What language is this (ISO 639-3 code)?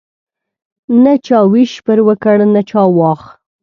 pus